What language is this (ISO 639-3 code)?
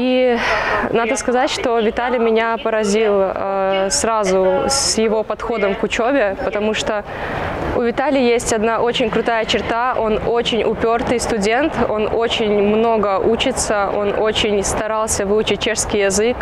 rus